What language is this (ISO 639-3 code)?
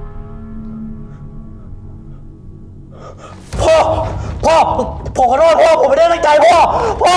tha